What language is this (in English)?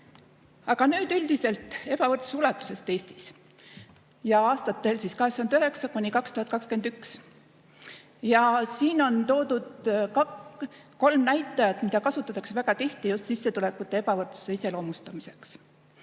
Estonian